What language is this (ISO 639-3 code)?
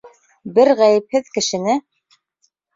bak